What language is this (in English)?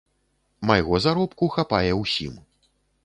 Belarusian